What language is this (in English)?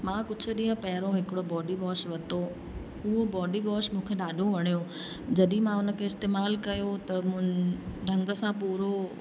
Sindhi